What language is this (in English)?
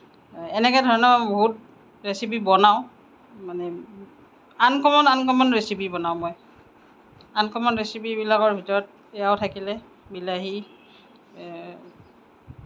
Assamese